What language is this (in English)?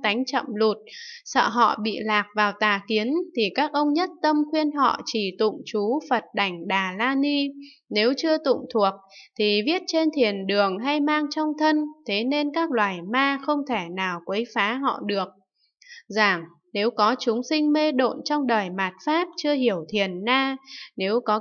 Vietnamese